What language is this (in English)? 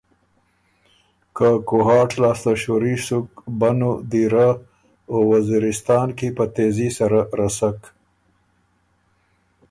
Ormuri